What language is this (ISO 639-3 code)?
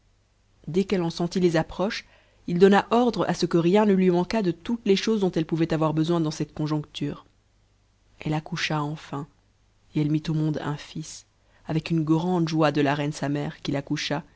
fra